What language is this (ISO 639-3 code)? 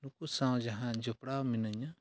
sat